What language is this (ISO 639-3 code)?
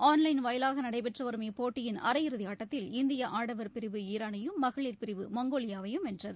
tam